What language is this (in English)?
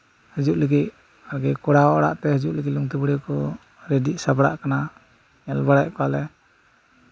Santali